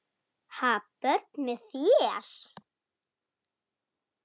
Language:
Icelandic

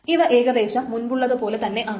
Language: Malayalam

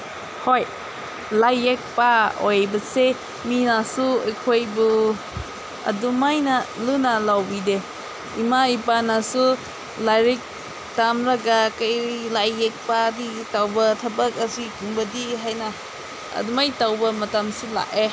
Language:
Manipuri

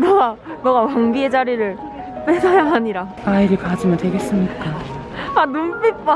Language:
Korean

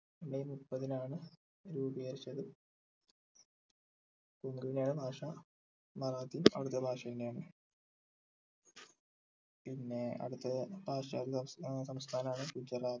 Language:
Malayalam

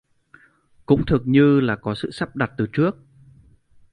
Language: Vietnamese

